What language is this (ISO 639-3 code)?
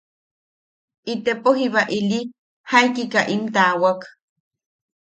yaq